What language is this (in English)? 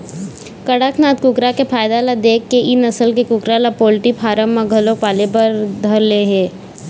Chhattisgarhi